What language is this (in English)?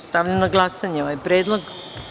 Serbian